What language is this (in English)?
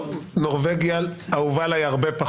Hebrew